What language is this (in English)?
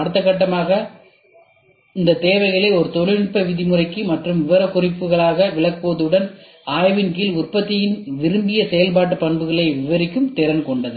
Tamil